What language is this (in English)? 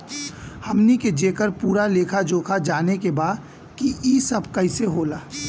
Bhojpuri